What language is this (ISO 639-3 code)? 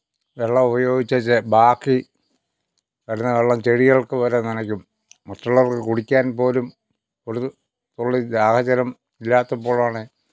mal